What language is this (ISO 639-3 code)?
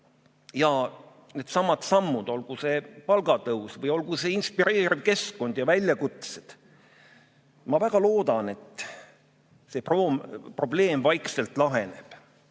est